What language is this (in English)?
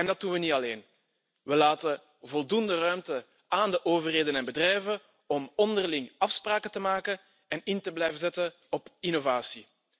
Dutch